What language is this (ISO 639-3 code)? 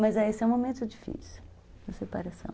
por